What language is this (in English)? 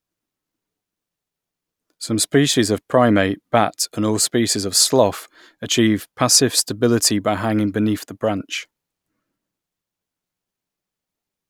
English